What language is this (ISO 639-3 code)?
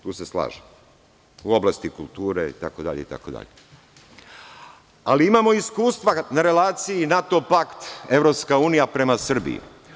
srp